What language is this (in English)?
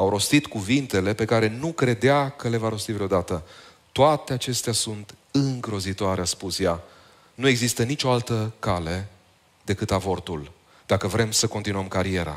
Romanian